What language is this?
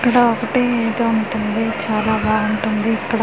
Telugu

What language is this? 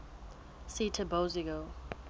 Southern Sotho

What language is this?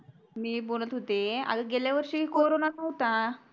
Marathi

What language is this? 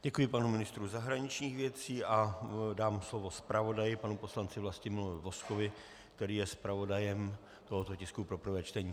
Czech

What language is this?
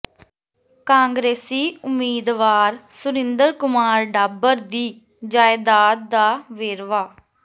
Punjabi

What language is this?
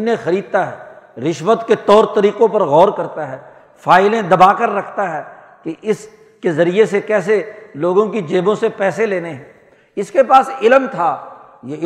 Urdu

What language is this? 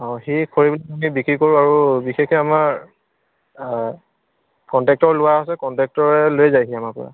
Assamese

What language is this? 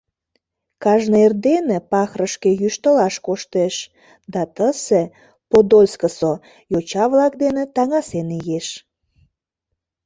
Mari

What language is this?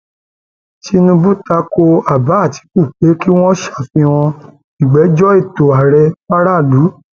Yoruba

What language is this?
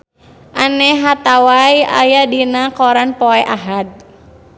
Sundanese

